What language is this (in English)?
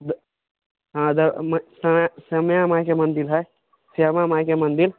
Maithili